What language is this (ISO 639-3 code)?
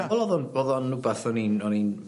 cym